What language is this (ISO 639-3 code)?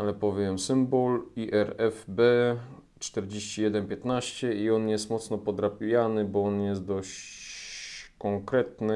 pol